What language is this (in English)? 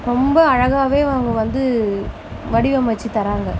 Tamil